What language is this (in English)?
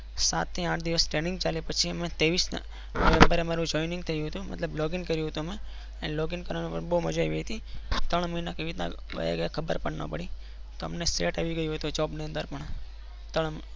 Gujarati